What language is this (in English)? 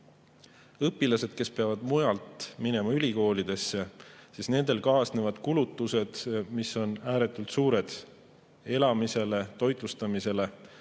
Estonian